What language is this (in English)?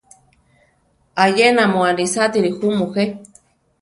Central Tarahumara